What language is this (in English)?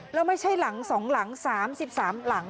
Thai